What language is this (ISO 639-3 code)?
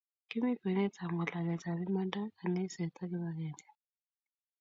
kln